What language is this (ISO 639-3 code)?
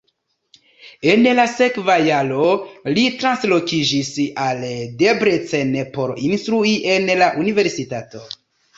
epo